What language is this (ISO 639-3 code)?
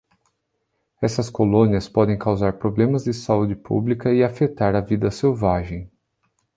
por